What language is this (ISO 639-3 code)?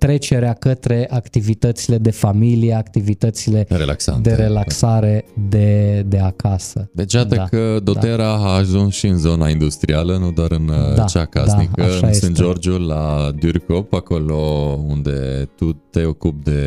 ron